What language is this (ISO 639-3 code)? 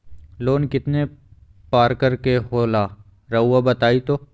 mag